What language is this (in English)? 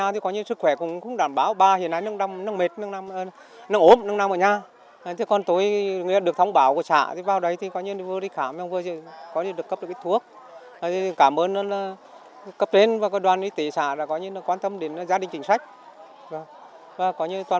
Vietnamese